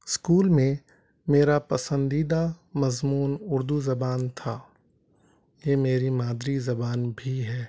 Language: Urdu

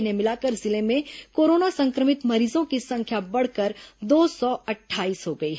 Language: Hindi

